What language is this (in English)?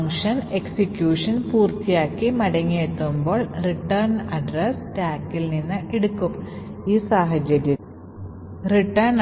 Malayalam